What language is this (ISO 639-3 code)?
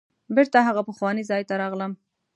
pus